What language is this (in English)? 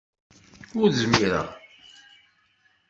Kabyle